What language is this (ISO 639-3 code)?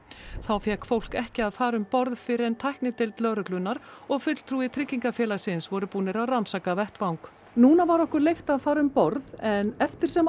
isl